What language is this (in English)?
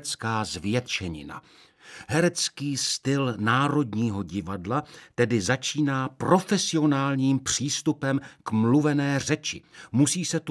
Czech